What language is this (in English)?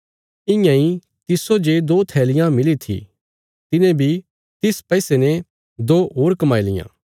Bilaspuri